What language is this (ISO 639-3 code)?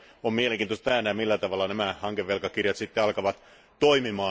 fin